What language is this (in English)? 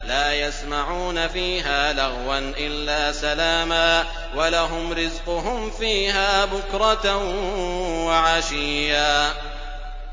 Arabic